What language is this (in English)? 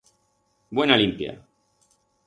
Aragonese